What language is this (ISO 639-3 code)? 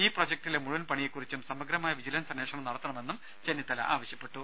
mal